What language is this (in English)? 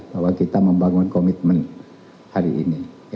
Indonesian